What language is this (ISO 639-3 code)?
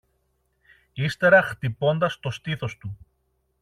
ell